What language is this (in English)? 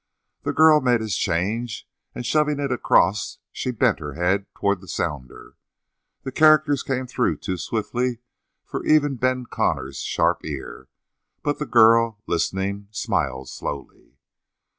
English